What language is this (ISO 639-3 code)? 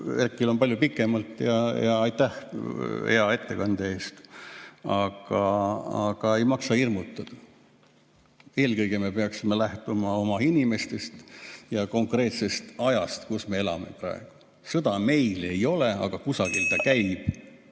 est